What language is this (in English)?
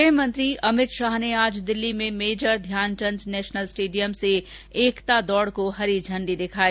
Hindi